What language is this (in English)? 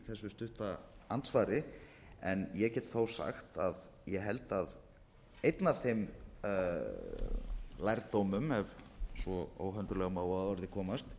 Icelandic